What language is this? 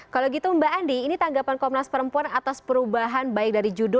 Indonesian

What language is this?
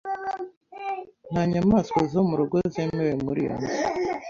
Kinyarwanda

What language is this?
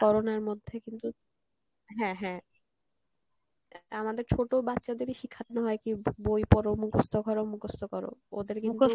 Bangla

